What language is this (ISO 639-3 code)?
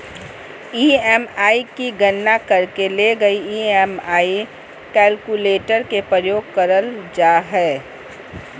mag